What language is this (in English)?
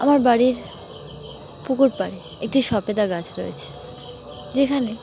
Bangla